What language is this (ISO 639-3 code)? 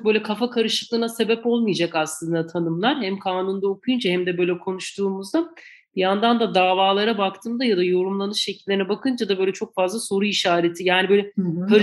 tur